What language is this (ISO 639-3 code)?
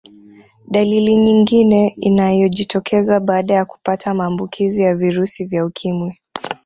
swa